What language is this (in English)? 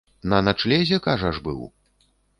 Belarusian